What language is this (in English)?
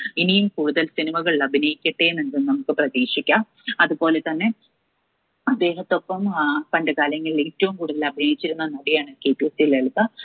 Malayalam